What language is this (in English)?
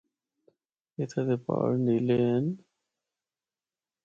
Northern Hindko